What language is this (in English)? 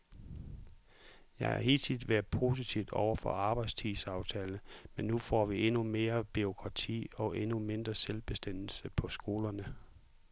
Danish